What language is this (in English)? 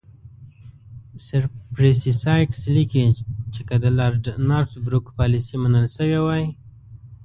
Pashto